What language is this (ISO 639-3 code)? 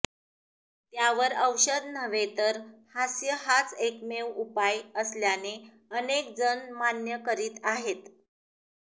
mar